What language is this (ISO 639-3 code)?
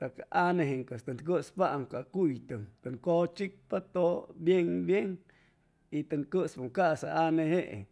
zoh